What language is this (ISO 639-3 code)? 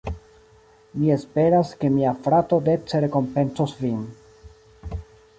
epo